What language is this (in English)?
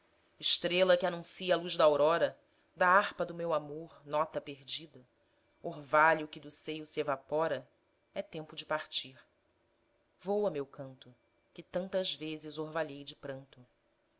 Portuguese